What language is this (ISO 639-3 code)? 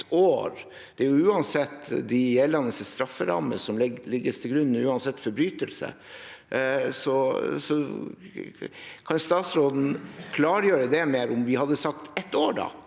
nor